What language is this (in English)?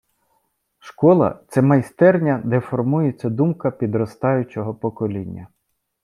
Ukrainian